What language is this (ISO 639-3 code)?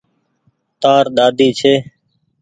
gig